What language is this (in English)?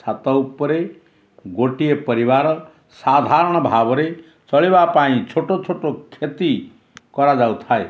Odia